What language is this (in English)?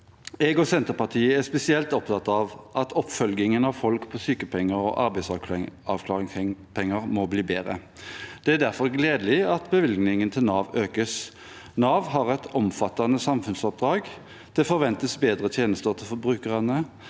Norwegian